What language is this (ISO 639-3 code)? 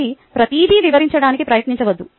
tel